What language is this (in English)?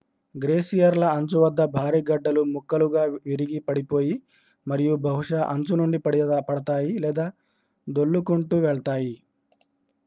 Telugu